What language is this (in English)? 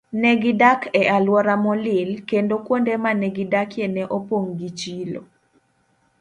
Luo (Kenya and Tanzania)